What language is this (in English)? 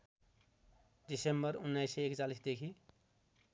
Nepali